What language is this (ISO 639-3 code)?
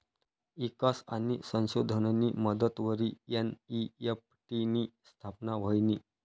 mar